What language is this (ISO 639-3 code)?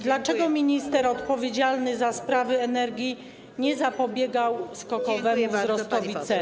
pol